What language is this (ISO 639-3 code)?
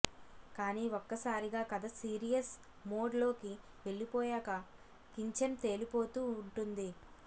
tel